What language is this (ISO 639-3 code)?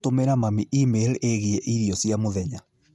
kik